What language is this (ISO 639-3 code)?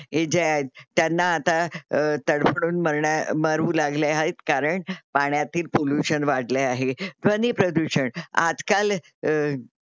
mar